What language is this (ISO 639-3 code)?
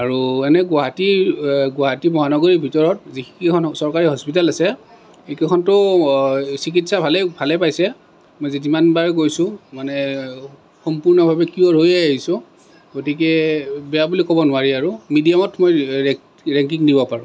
asm